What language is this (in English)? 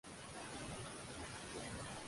Uzbek